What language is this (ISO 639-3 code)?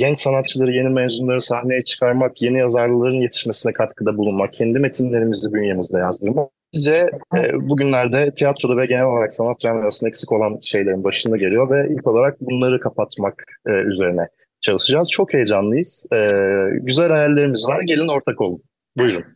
tur